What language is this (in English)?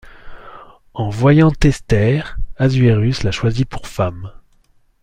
French